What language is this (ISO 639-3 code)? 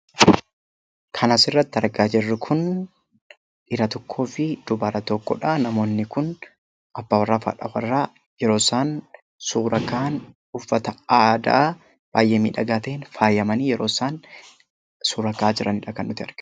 orm